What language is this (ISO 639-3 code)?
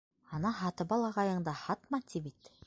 bak